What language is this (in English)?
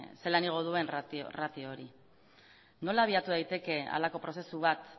Basque